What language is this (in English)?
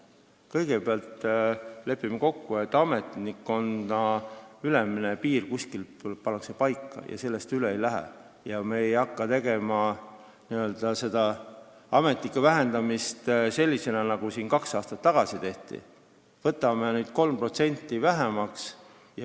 Estonian